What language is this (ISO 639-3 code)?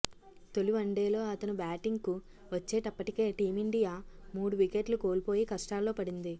tel